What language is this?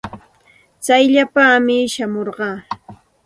Santa Ana de Tusi Pasco Quechua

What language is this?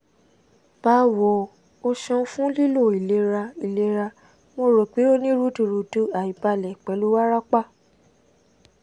Yoruba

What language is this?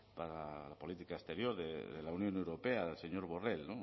Spanish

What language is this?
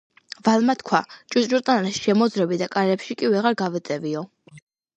Georgian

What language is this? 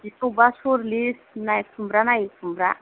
Bodo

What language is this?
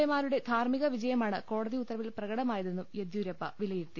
Malayalam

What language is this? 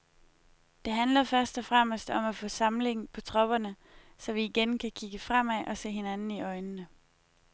Danish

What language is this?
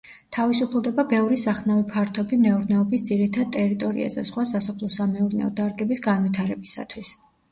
Georgian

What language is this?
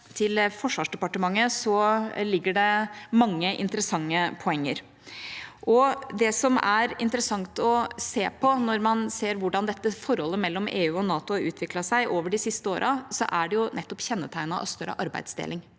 Norwegian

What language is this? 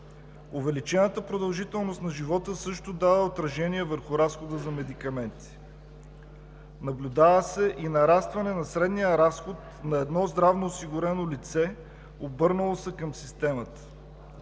Bulgarian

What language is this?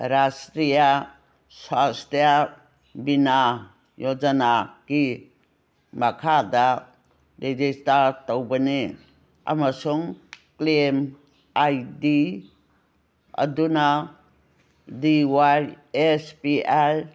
Manipuri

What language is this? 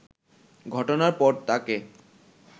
Bangla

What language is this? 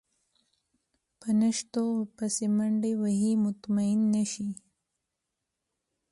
Pashto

